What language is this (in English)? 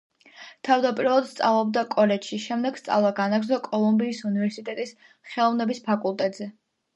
Georgian